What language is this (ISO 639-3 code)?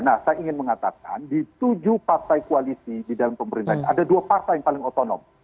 ind